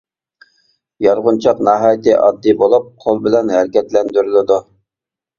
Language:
Uyghur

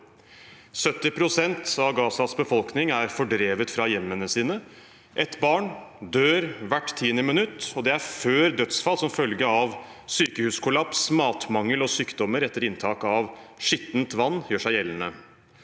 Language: Norwegian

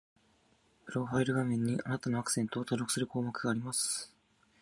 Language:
Japanese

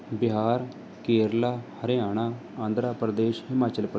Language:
Punjabi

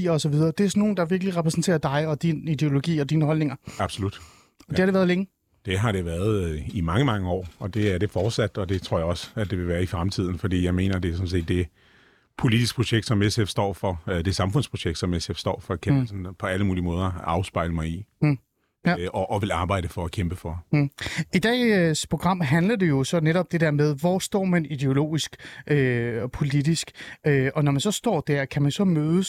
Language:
Danish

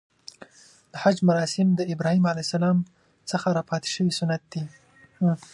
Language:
Pashto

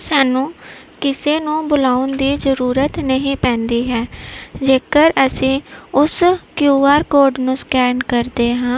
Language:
Punjabi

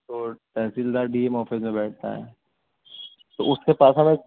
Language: Urdu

